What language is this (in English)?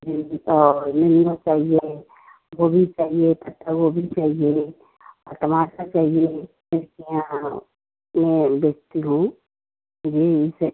Hindi